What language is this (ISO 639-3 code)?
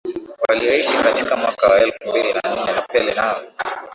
swa